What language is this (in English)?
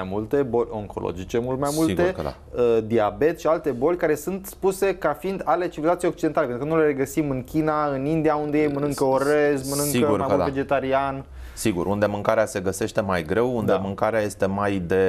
Romanian